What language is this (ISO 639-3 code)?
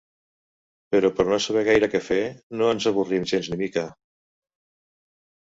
cat